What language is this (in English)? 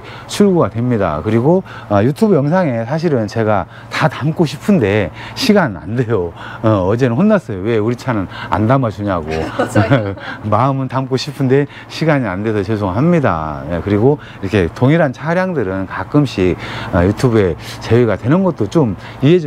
Korean